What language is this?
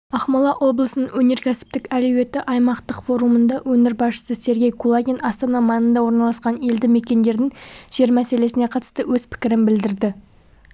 Kazakh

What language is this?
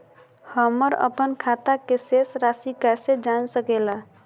Magahi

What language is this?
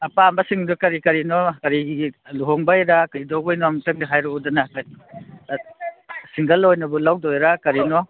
Manipuri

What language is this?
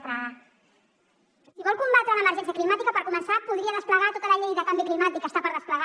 Catalan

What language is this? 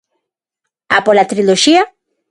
Galician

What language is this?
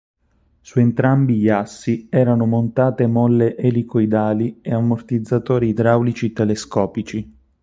Italian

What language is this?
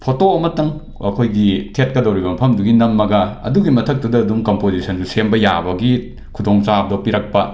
Manipuri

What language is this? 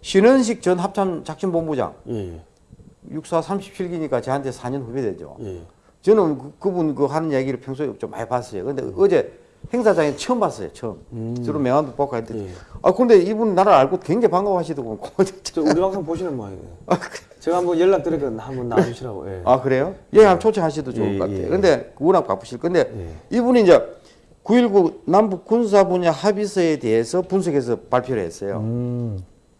Korean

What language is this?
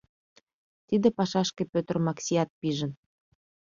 Mari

